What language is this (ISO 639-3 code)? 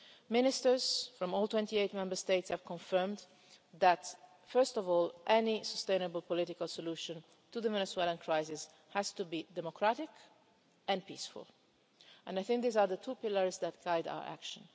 eng